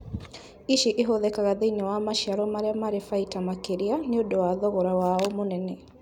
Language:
Kikuyu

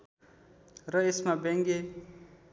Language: Nepali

